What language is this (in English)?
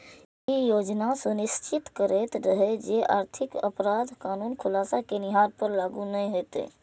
Maithili